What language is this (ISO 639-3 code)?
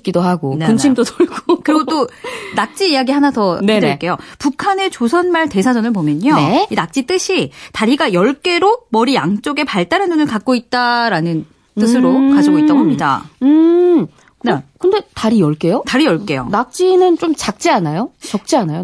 kor